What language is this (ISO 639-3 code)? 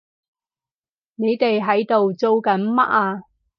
yue